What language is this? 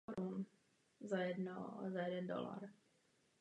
Czech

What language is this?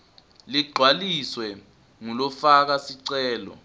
Swati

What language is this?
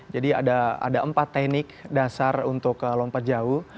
Indonesian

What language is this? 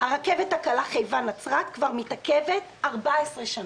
Hebrew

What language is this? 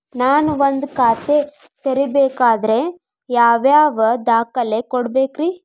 Kannada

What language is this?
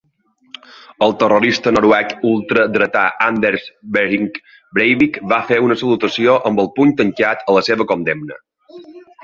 Catalan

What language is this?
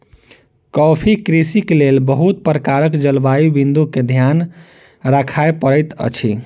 Maithili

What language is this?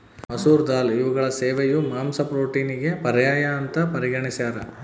Kannada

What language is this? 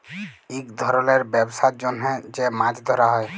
Bangla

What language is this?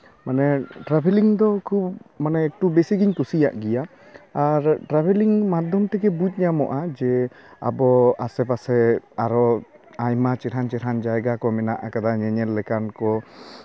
Santali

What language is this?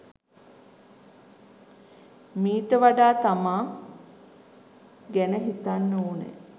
Sinhala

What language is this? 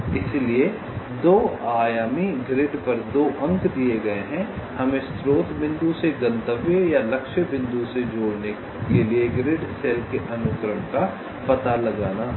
Hindi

